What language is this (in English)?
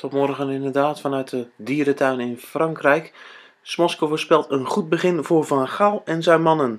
Dutch